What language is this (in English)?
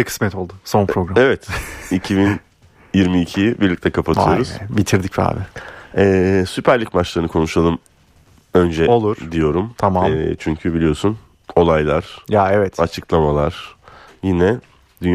Turkish